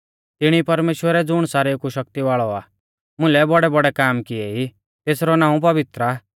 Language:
Mahasu Pahari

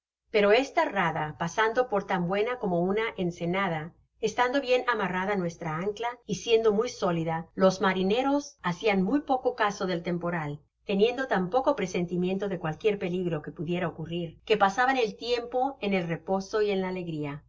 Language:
Spanish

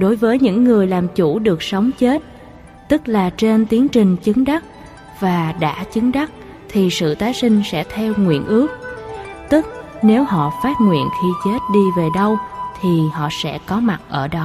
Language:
Vietnamese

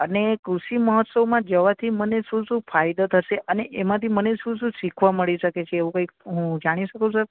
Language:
Gujarati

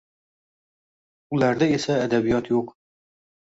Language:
Uzbek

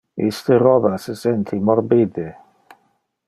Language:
Interlingua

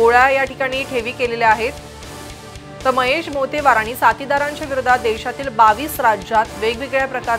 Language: Hindi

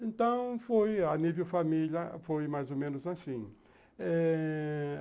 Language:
Portuguese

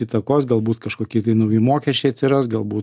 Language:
Lithuanian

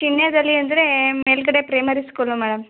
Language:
Kannada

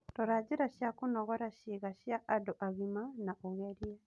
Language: Kikuyu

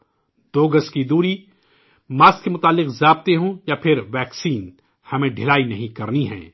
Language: Urdu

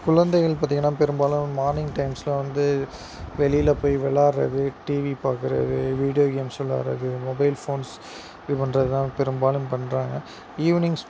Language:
Tamil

